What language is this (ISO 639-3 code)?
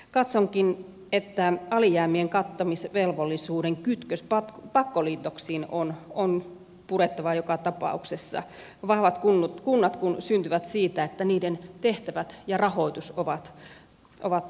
fin